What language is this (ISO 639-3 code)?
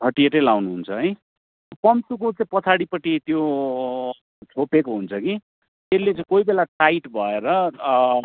nep